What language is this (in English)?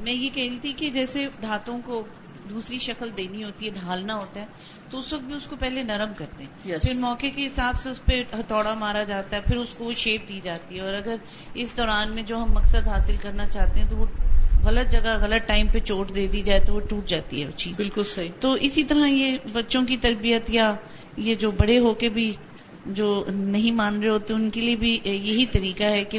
Urdu